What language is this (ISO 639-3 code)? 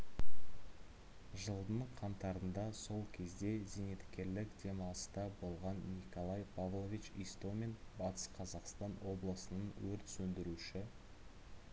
kaz